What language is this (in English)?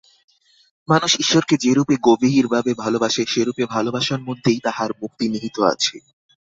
Bangla